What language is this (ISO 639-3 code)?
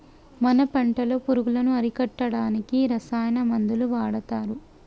tel